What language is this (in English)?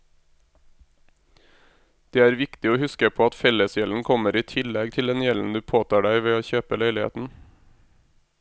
Norwegian